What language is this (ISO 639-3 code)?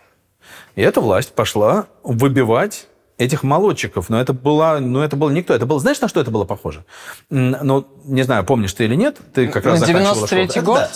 rus